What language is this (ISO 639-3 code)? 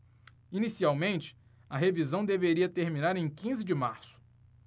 por